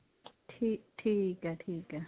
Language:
Punjabi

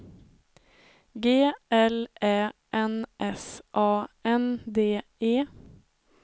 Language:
Swedish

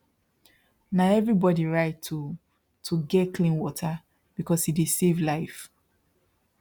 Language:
Nigerian Pidgin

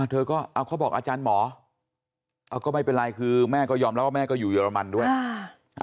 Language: Thai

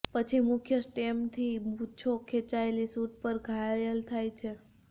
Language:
Gujarati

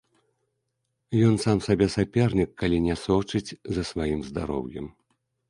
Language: Belarusian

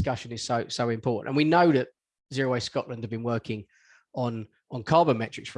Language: English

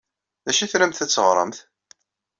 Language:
Kabyle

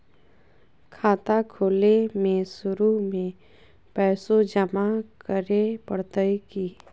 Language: Magahi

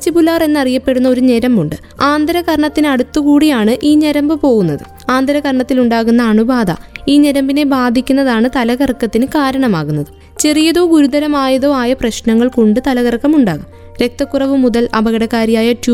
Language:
Malayalam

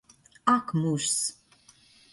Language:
Latvian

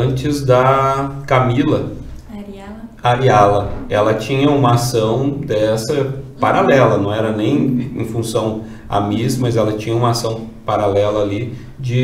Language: Portuguese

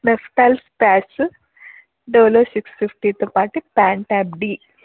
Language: Telugu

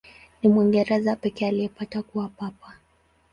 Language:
Swahili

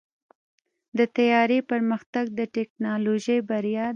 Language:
Pashto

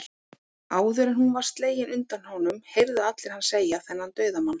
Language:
Icelandic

